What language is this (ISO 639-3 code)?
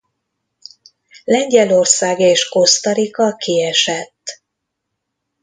hun